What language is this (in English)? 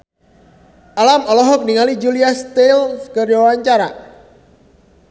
Sundanese